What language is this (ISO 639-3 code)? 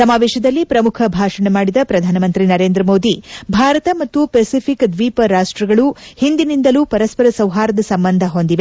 kan